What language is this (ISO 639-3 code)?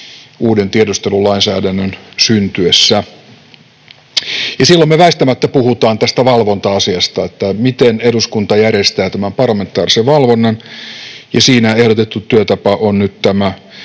fin